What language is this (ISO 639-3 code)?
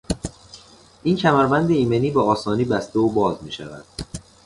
fas